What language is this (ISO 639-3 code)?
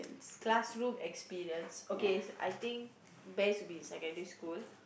eng